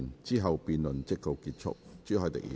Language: Cantonese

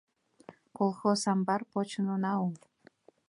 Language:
Mari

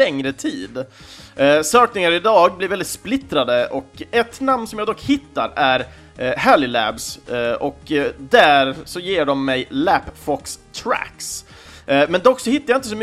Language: Swedish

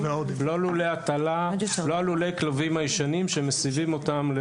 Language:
Hebrew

